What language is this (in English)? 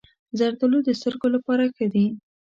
Pashto